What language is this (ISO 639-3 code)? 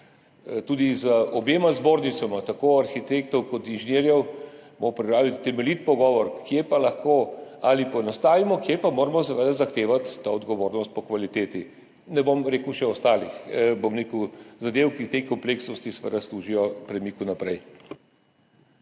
slv